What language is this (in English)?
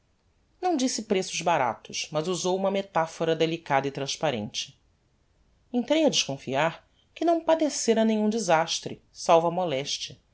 Portuguese